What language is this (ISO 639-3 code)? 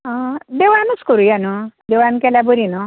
kok